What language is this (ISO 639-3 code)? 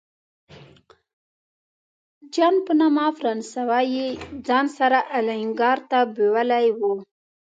pus